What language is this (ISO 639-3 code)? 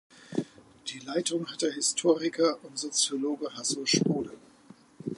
deu